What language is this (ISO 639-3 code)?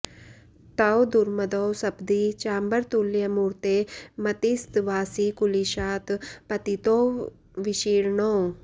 san